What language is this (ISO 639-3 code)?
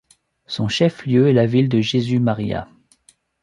fra